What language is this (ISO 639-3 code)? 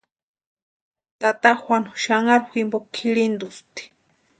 pua